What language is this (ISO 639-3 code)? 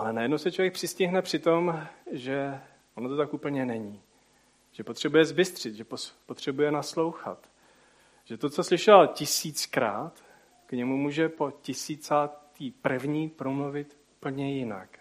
ces